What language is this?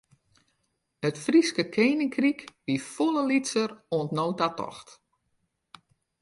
Western Frisian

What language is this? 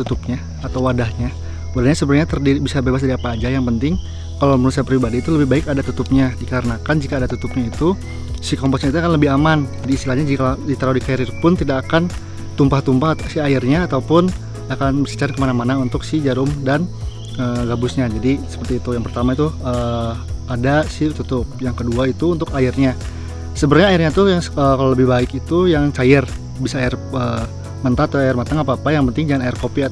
Indonesian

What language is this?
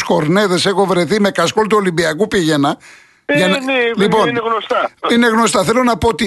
Greek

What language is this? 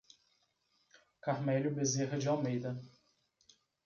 Portuguese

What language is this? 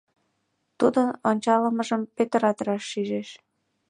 Mari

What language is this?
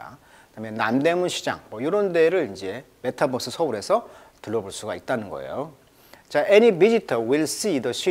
Korean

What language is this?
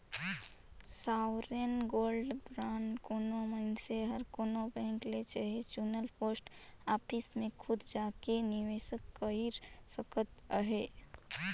Chhattisgarhi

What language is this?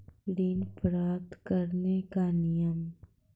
Maithili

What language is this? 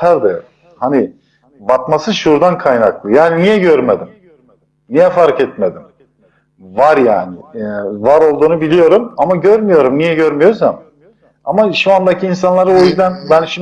Turkish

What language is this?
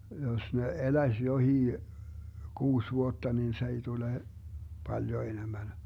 Finnish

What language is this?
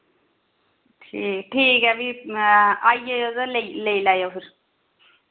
Dogri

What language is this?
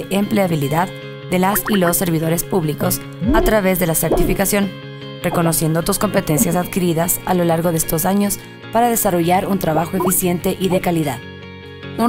Spanish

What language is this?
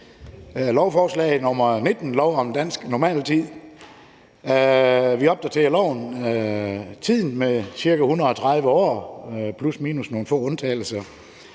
Danish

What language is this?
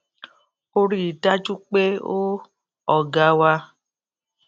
Yoruba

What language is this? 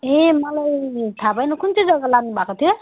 Nepali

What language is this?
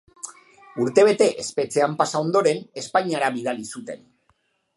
Basque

